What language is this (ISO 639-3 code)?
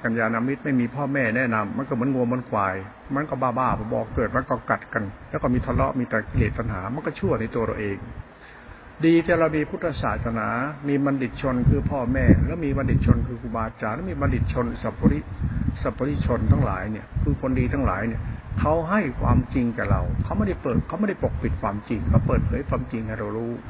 tha